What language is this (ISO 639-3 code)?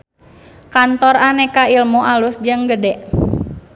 sun